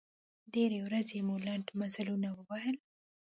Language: Pashto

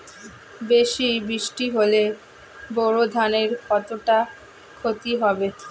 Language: Bangla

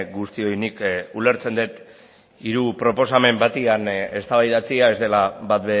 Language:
Basque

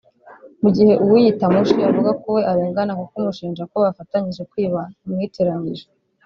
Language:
Kinyarwanda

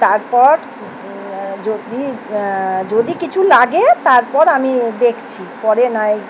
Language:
Bangla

